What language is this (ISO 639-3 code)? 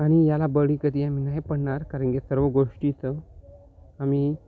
mar